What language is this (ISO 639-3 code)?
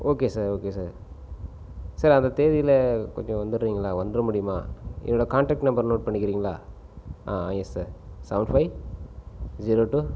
tam